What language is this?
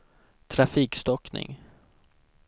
Swedish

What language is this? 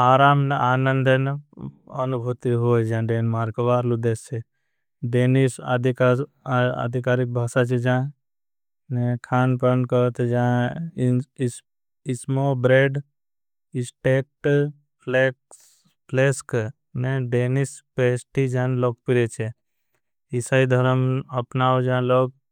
Bhili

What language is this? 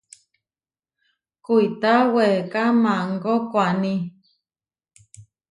Huarijio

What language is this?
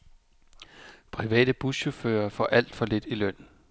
Danish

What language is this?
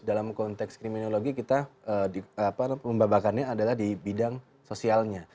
Indonesian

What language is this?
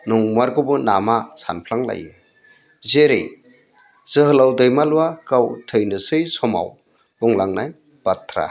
Bodo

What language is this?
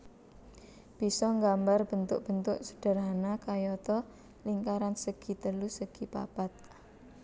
Javanese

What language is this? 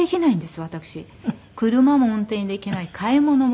Japanese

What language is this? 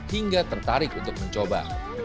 Indonesian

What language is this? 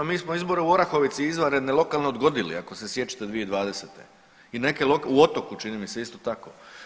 Croatian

